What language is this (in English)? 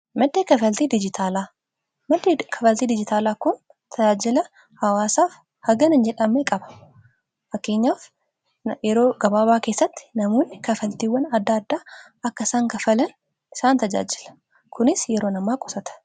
Oromo